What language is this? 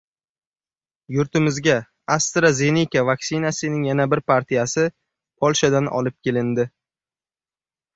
Uzbek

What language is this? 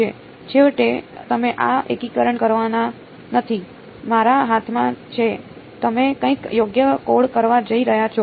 Gujarati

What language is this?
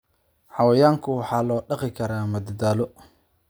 Somali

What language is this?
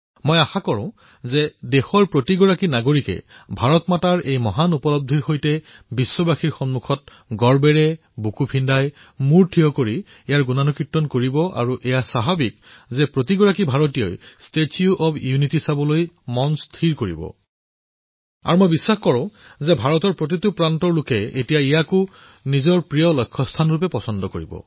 Assamese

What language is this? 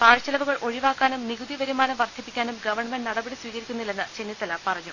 Malayalam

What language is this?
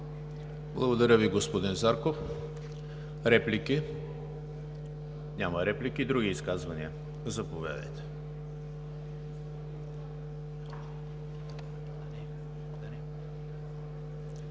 Bulgarian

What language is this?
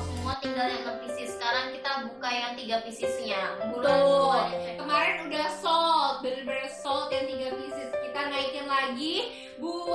Indonesian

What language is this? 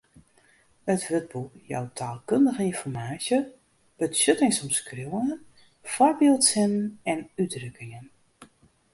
Western Frisian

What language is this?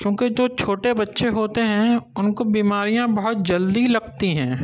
Urdu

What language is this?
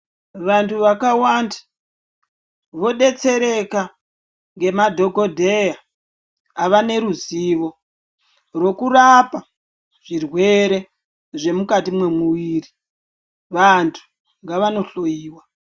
Ndau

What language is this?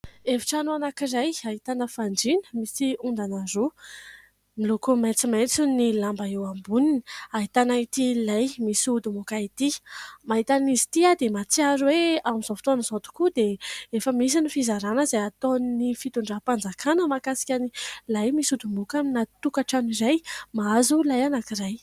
Malagasy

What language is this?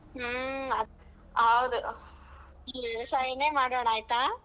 Kannada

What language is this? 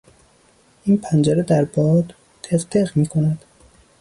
Persian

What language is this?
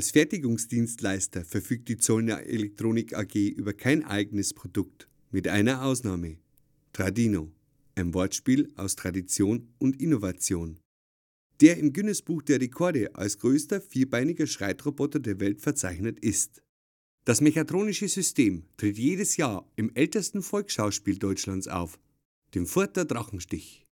German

